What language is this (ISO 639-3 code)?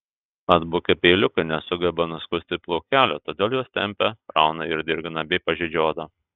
lit